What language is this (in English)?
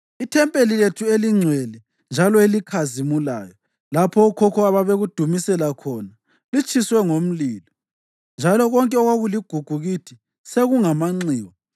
North Ndebele